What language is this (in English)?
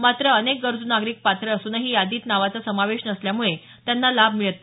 Marathi